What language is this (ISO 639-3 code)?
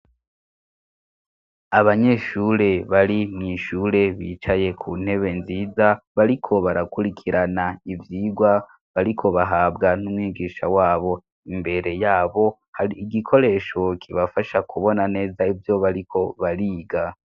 run